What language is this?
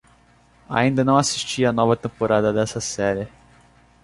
Portuguese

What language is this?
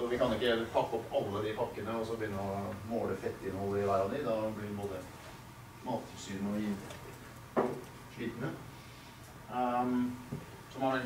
Swedish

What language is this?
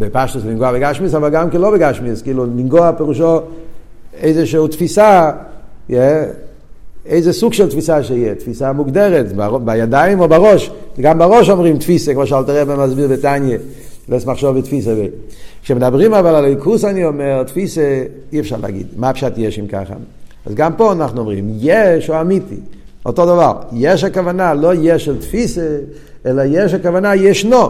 Hebrew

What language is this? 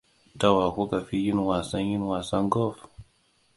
Hausa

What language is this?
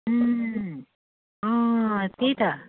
Nepali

